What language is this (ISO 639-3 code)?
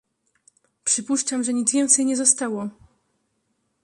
pol